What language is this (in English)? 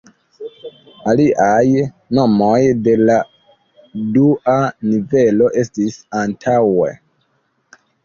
Esperanto